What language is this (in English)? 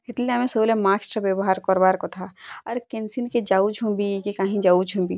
Odia